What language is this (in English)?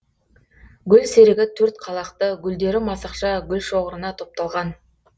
Kazakh